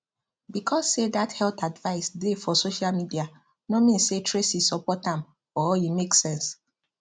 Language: Nigerian Pidgin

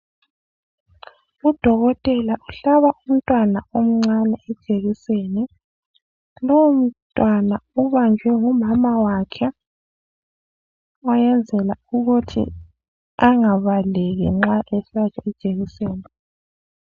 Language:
North Ndebele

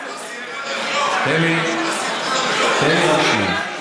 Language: Hebrew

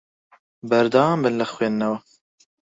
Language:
Central Kurdish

